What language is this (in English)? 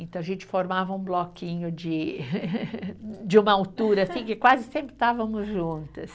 Portuguese